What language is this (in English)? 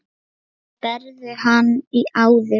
Icelandic